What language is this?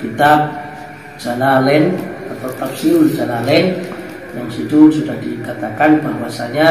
Indonesian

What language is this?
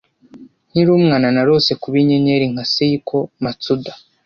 Kinyarwanda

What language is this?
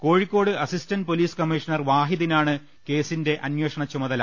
Malayalam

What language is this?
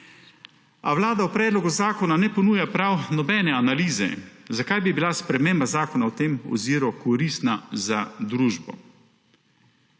Slovenian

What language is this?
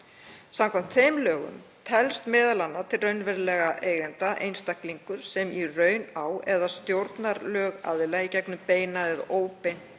Icelandic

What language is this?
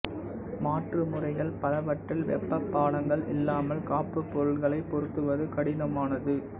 Tamil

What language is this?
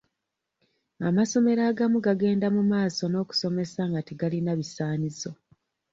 Ganda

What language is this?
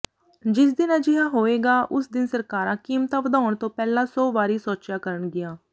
Punjabi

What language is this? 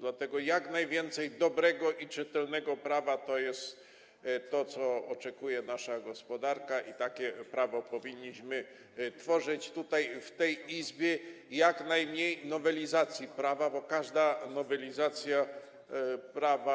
Polish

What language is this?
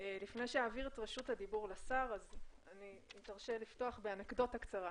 Hebrew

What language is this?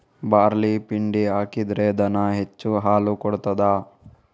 Kannada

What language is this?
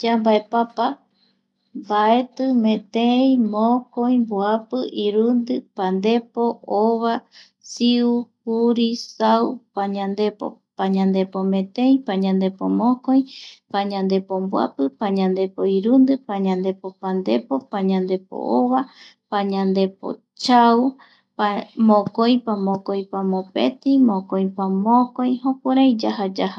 Eastern Bolivian Guaraní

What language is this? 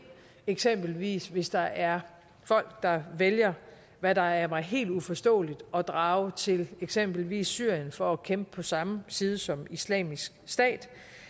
Danish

